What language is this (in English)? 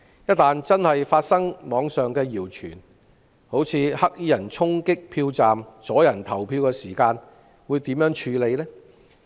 Cantonese